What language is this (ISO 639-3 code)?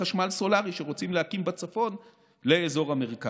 heb